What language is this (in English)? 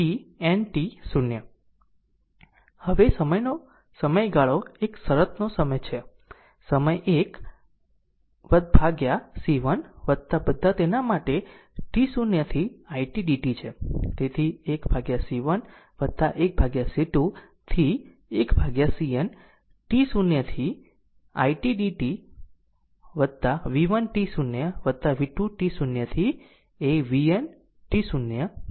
Gujarati